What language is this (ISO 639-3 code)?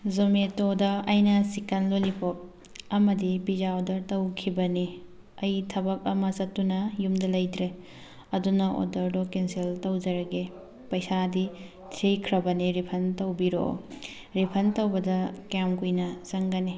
mni